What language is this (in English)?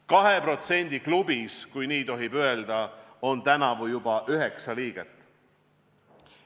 Estonian